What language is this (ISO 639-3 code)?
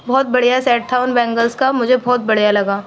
urd